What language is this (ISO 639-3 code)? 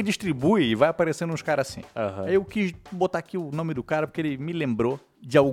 por